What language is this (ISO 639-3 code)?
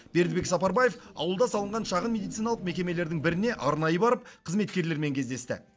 kaz